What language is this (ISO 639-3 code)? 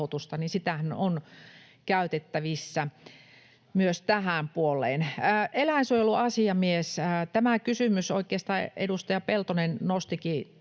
fin